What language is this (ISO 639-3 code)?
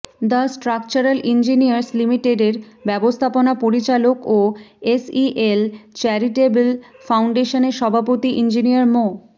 ben